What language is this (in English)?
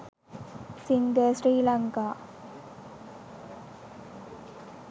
Sinhala